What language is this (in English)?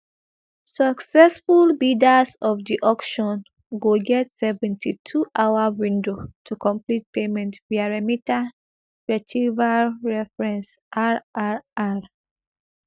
Nigerian Pidgin